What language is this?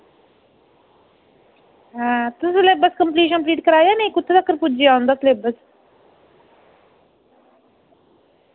Dogri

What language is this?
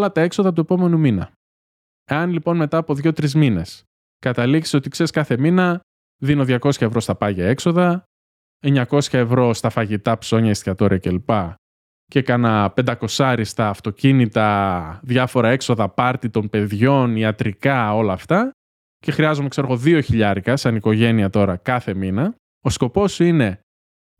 Greek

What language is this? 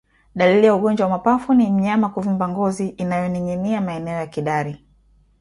Swahili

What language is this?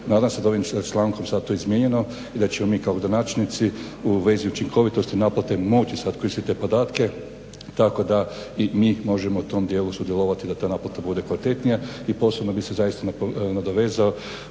Croatian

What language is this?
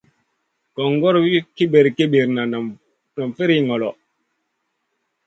Masana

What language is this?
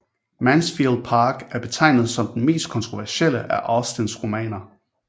Danish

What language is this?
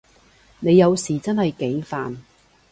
Cantonese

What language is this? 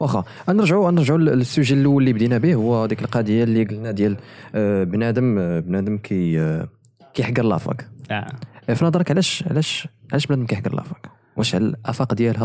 Arabic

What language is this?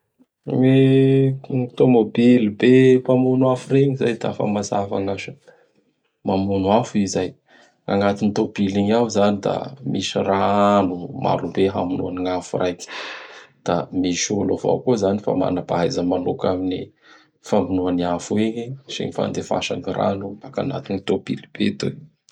Bara Malagasy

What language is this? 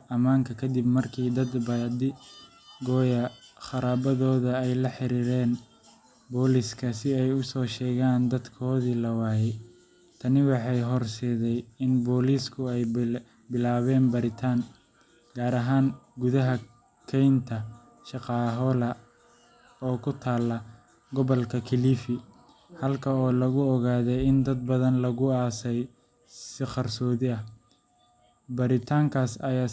Somali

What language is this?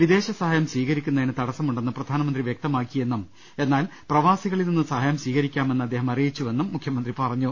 Malayalam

